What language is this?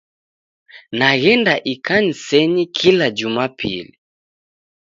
Taita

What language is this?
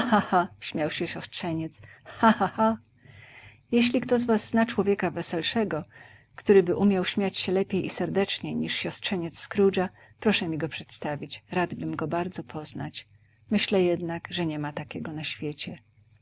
Polish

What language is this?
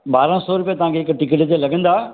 Sindhi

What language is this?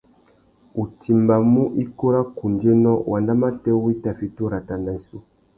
Tuki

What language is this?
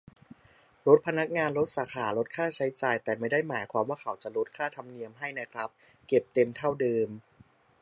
Thai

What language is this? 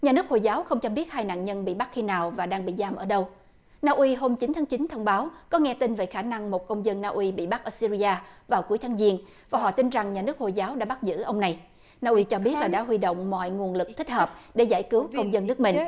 Vietnamese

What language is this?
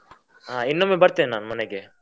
Kannada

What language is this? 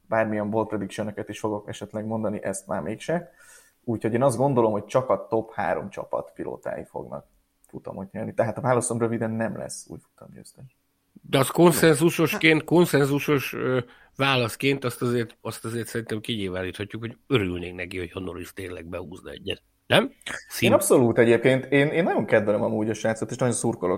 Hungarian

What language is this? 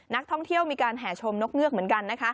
Thai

